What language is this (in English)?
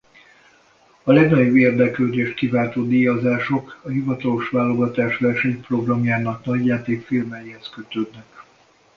Hungarian